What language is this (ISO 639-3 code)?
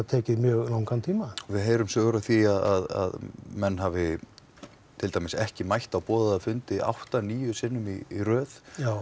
isl